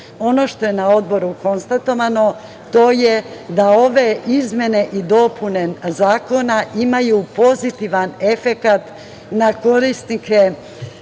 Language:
Serbian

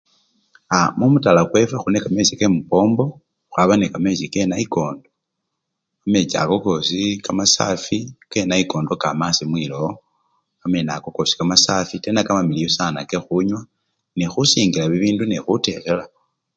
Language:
Luyia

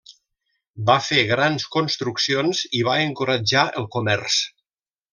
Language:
Catalan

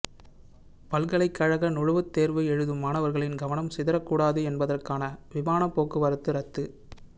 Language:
Tamil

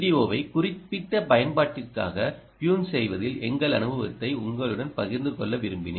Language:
Tamil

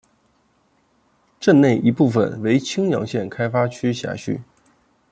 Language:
Chinese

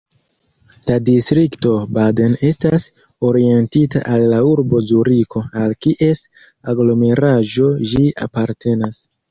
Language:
Esperanto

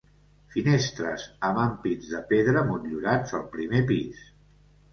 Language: Catalan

